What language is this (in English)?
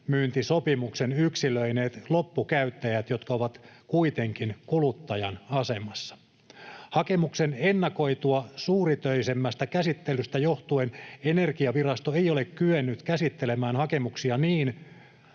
Finnish